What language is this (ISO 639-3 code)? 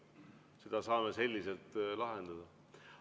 est